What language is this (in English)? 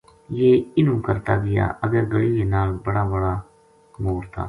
Gujari